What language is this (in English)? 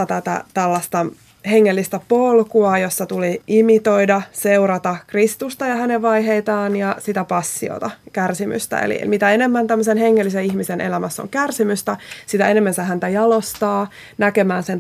Finnish